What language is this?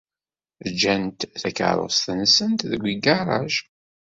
Kabyle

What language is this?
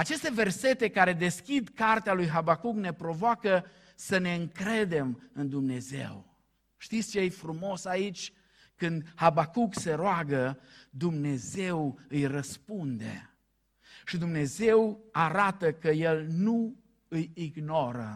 Romanian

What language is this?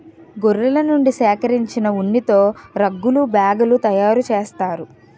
Telugu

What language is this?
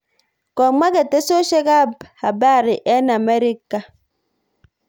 Kalenjin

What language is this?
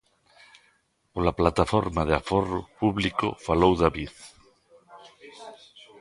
Galician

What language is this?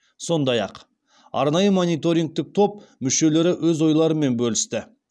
Kazakh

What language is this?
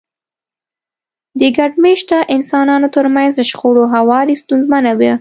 Pashto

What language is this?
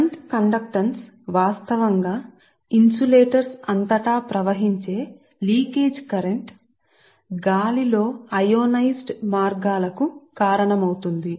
Telugu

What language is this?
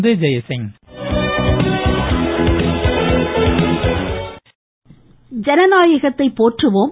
Tamil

